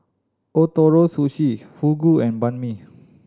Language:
English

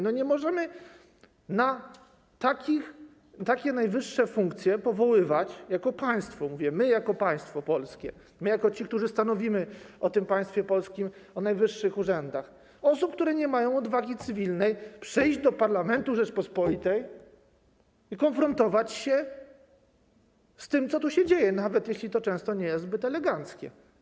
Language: Polish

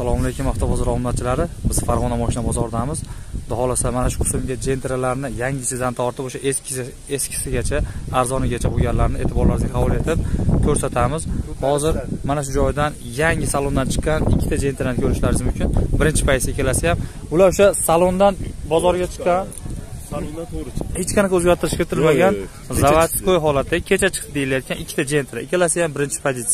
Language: Turkish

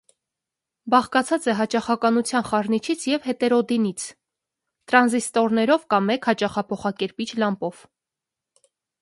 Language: Armenian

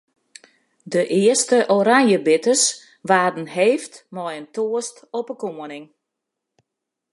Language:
Western Frisian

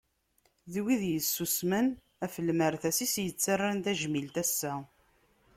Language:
Kabyle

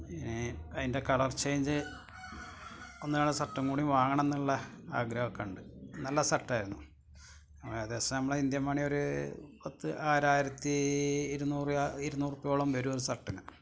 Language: Malayalam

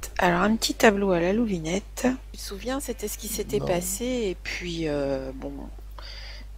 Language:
French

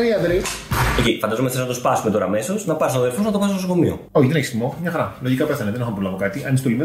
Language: Greek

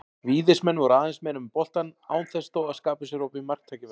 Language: Icelandic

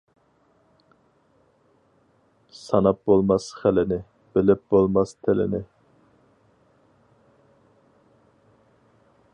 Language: Uyghur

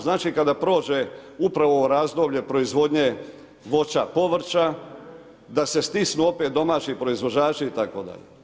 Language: Croatian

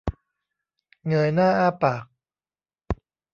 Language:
Thai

